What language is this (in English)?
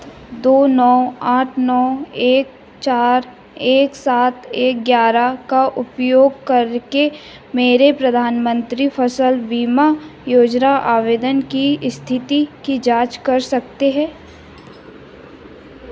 Hindi